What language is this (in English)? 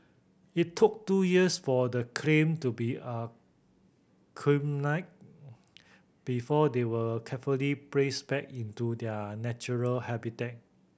English